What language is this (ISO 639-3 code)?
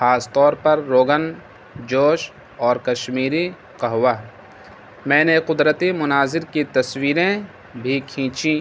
urd